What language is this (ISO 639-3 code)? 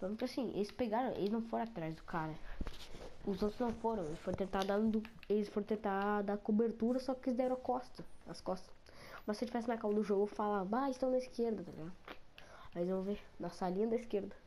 por